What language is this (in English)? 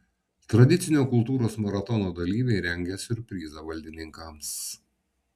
Lithuanian